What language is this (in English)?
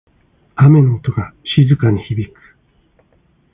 Japanese